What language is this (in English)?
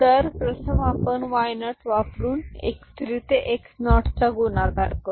Marathi